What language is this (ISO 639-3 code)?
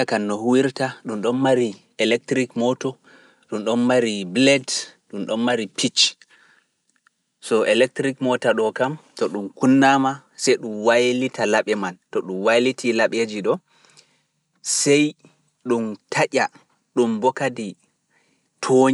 ful